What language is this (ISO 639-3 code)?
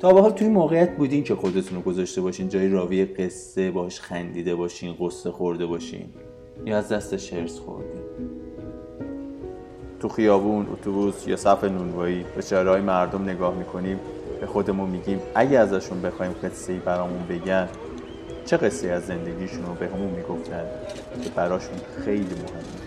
fas